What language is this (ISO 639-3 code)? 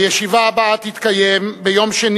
heb